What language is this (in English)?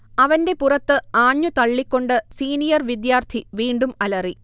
Malayalam